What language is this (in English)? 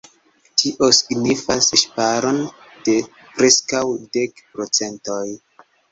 Esperanto